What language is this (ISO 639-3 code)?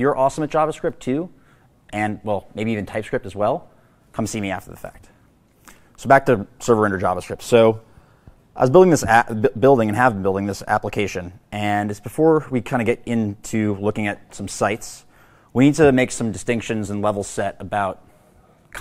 eng